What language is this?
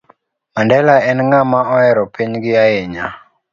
Luo (Kenya and Tanzania)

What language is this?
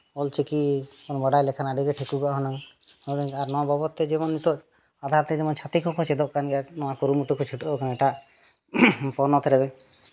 Santali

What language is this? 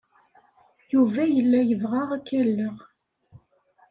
Kabyle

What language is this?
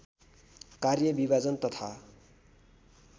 Nepali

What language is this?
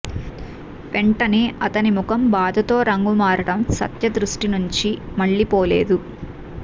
Telugu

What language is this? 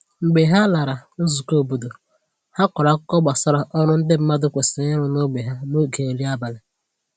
Igbo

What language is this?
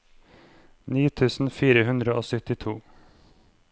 Norwegian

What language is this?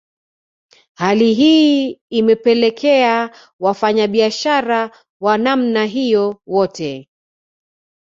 Swahili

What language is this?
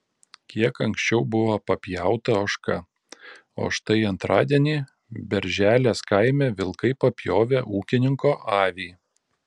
Lithuanian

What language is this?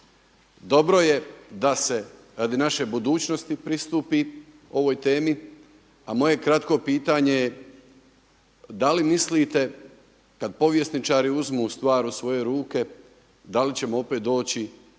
Croatian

